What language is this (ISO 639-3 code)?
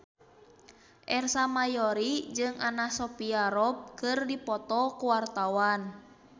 sun